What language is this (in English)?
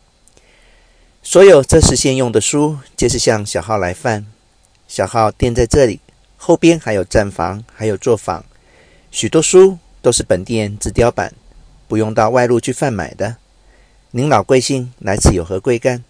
Chinese